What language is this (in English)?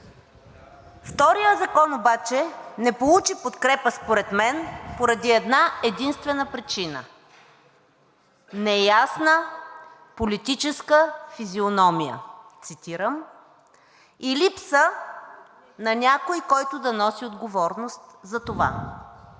Bulgarian